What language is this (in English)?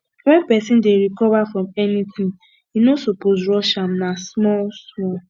Nigerian Pidgin